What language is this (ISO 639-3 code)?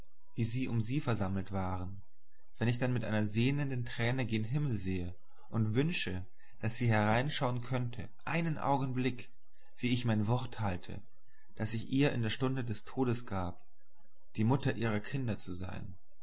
deu